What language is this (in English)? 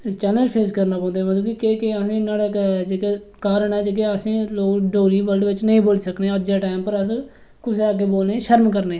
Dogri